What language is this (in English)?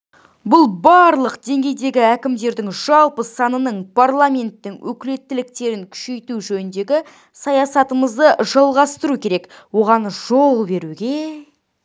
Kazakh